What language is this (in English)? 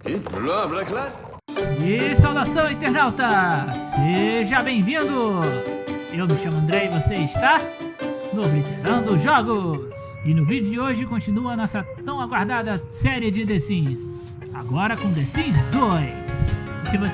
Portuguese